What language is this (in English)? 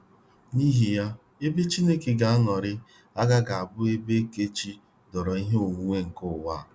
Igbo